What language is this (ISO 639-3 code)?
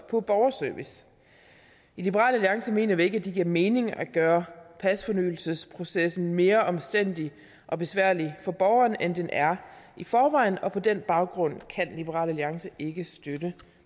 dan